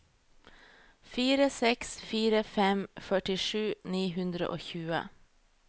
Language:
Norwegian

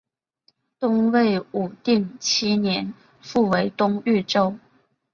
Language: Chinese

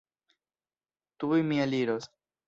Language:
Esperanto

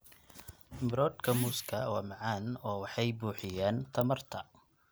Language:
Somali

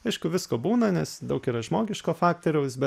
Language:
Lithuanian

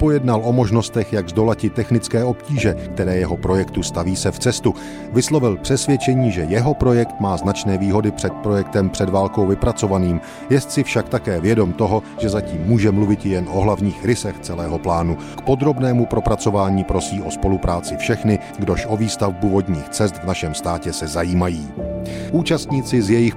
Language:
Czech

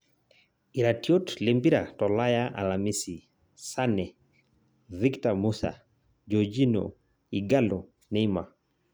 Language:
Masai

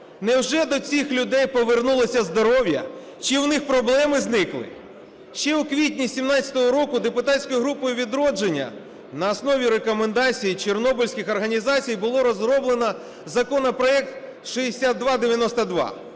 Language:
Ukrainian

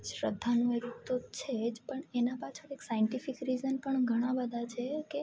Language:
Gujarati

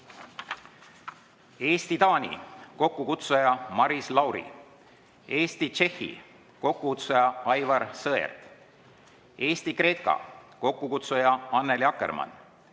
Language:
Estonian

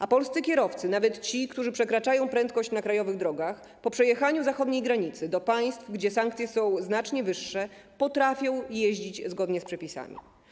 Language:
Polish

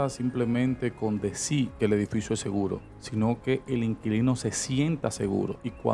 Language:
Spanish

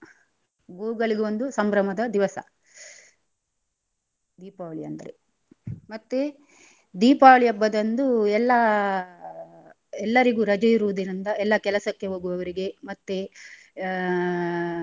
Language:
Kannada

